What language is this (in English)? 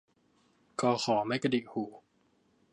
Thai